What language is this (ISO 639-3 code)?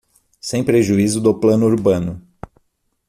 por